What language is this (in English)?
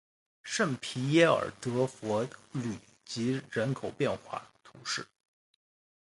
Chinese